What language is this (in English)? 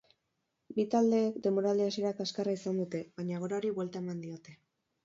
Basque